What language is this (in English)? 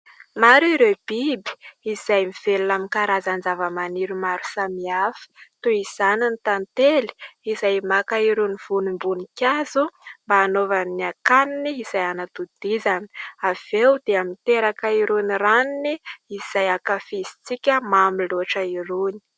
Malagasy